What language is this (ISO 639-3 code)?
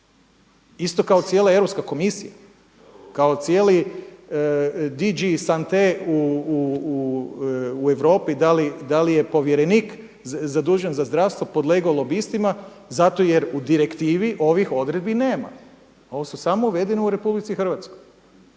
hrv